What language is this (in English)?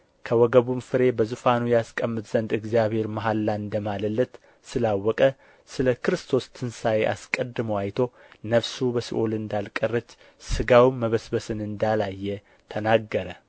Amharic